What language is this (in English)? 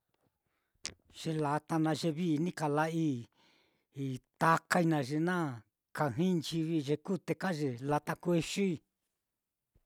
Mitlatongo Mixtec